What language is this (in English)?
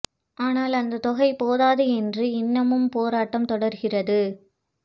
Tamil